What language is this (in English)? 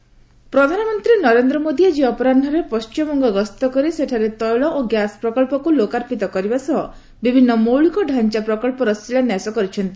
Odia